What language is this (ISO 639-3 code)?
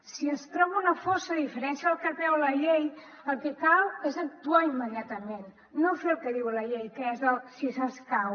cat